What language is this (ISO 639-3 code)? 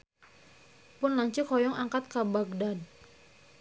sun